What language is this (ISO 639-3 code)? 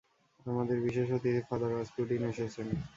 ben